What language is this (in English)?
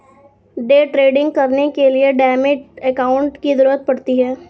Hindi